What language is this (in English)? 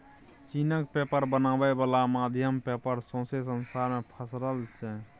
Maithili